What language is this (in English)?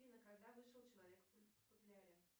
Russian